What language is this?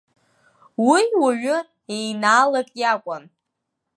Abkhazian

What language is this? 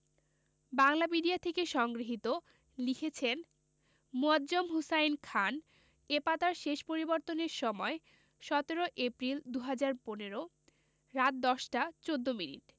Bangla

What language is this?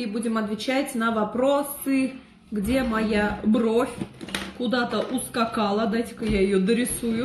Russian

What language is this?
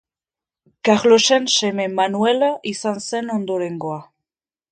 Basque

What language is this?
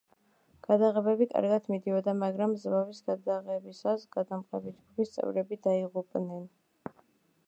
Georgian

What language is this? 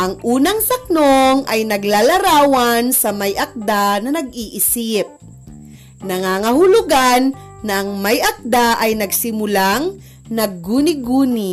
Filipino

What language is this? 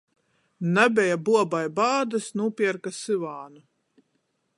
Latgalian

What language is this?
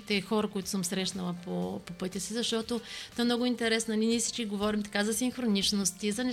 Bulgarian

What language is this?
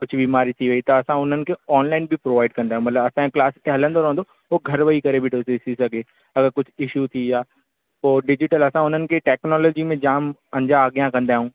Sindhi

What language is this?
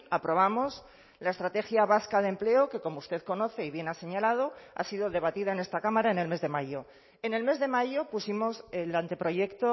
Spanish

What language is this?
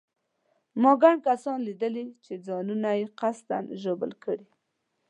Pashto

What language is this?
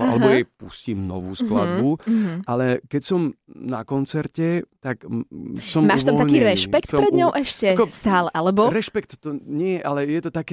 Slovak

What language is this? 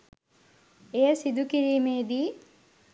Sinhala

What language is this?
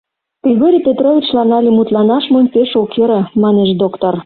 Mari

